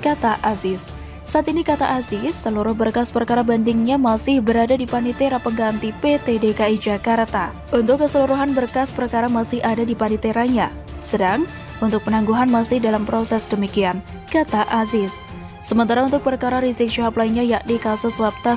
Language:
Indonesian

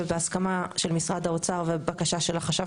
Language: Hebrew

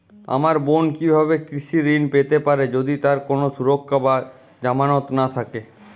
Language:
Bangla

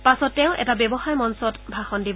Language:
Assamese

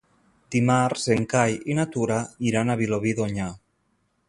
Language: Catalan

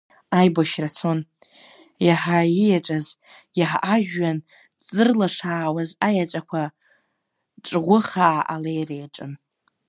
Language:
Abkhazian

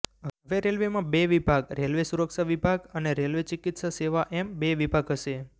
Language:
Gujarati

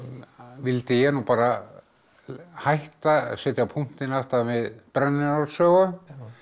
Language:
Icelandic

